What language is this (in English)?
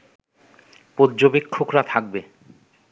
Bangla